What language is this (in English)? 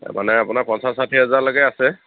Assamese